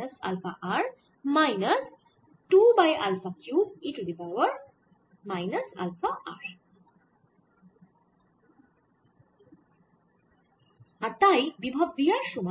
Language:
Bangla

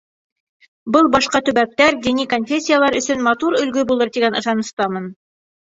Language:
Bashkir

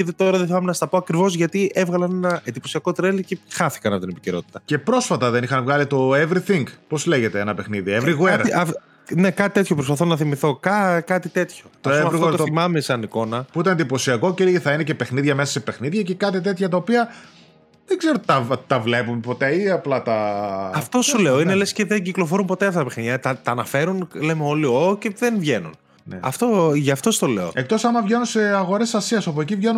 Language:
Greek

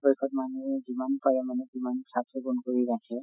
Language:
Assamese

